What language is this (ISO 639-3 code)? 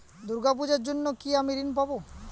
ben